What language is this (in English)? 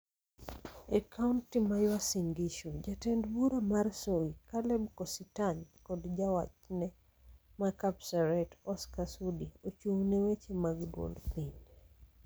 Luo (Kenya and Tanzania)